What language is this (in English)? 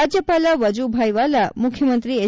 Kannada